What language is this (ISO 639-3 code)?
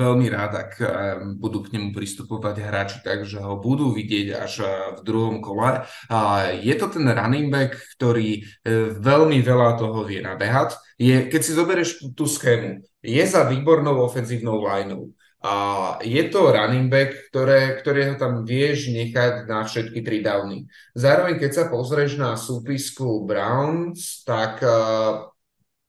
slk